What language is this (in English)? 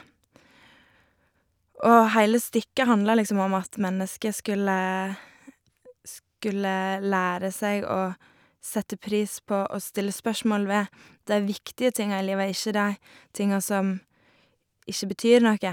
Norwegian